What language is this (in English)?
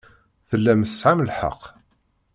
Kabyle